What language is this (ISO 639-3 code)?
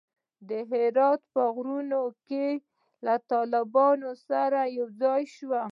pus